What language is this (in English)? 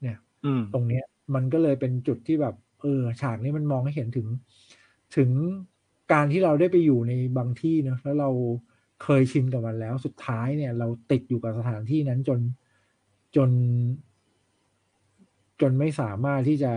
Thai